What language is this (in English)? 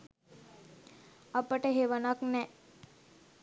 Sinhala